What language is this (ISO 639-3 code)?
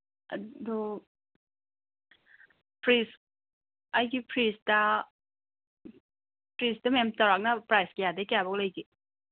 mni